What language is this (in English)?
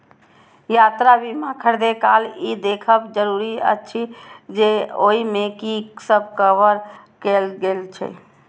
Maithili